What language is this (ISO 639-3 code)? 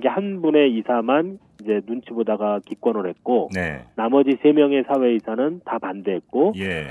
kor